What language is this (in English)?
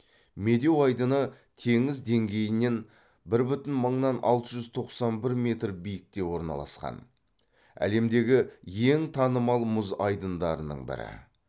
Kazakh